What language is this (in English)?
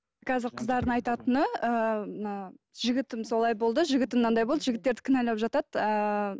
Kazakh